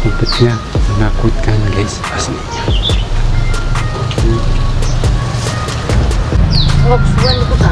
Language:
Indonesian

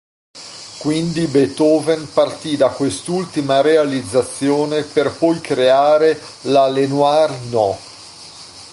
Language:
Italian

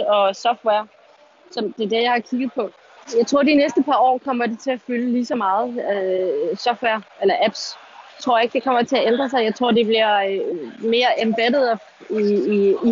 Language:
Danish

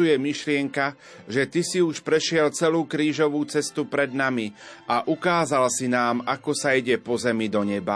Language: Slovak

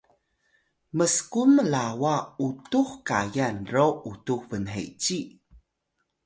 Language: Atayal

